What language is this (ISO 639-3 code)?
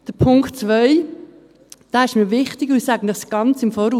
gsw